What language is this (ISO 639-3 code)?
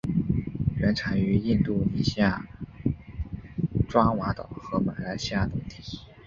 zho